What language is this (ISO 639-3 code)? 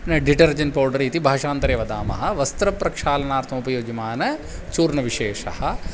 san